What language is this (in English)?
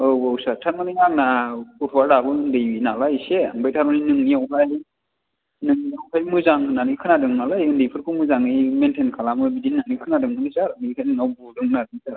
Bodo